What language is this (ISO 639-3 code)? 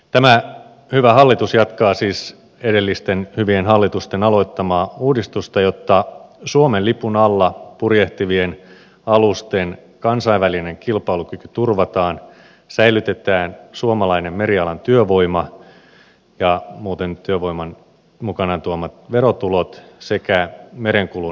fin